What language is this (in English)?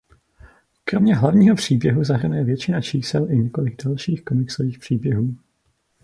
Czech